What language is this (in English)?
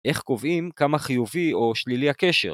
Hebrew